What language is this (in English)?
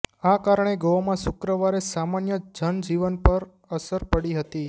Gujarati